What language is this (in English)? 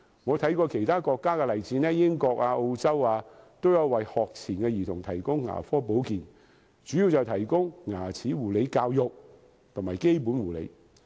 Cantonese